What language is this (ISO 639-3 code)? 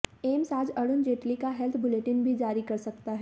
hin